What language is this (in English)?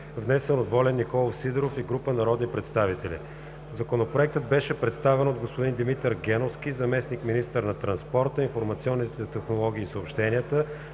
Bulgarian